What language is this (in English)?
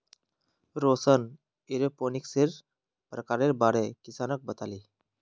Magahi